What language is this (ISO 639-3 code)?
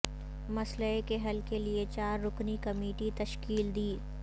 urd